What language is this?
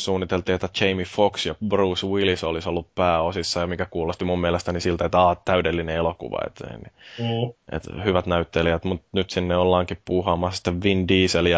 Finnish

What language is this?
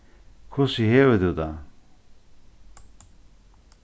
Faroese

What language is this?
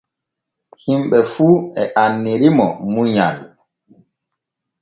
Borgu Fulfulde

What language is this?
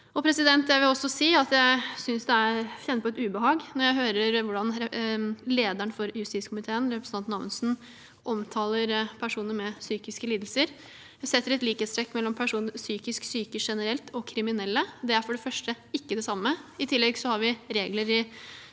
Norwegian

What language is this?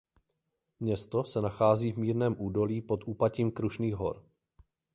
Czech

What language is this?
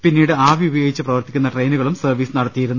Malayalam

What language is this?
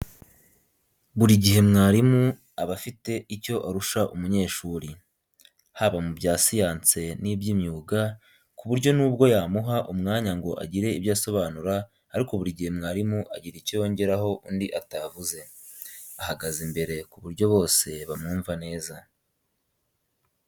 Kinyarwanda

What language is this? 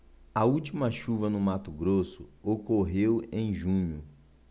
Portuguese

